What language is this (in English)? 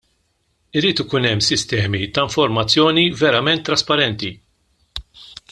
Maltese